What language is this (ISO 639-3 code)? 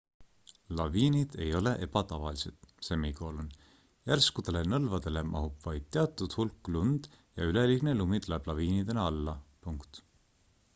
est